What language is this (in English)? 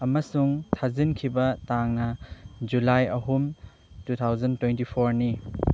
Manipuri